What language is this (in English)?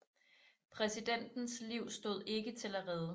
Danish